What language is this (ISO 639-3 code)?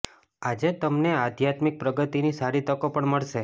guj